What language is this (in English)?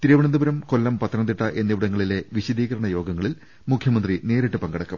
Malayalam